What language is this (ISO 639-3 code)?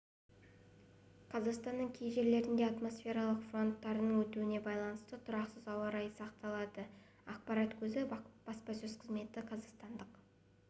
kaz